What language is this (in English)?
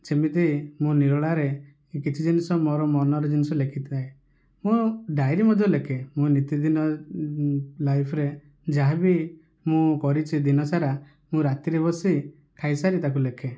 Odia